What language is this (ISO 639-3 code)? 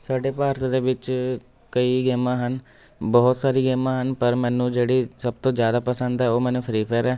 pan